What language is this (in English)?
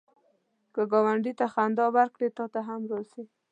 Pashto